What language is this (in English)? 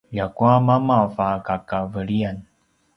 Paiwan